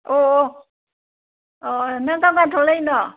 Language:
Manipuri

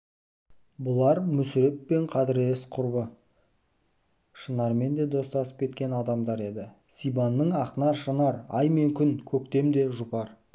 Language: Kazakh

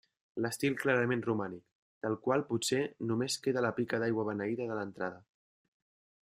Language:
Catalan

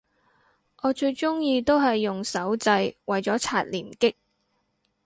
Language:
Cantonese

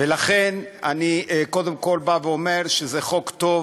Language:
Hebrew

